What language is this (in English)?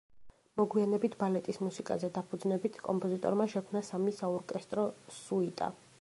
Georgian